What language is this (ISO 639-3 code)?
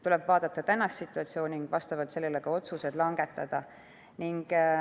est